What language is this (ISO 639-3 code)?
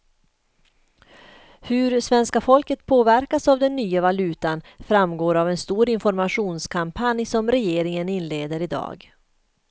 swe